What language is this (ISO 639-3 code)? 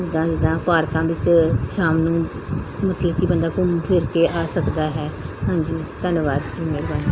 pan